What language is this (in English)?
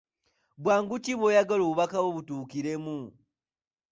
Ganda